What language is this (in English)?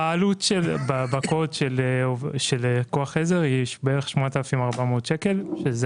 Hebrew